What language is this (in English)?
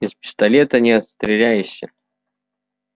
Russian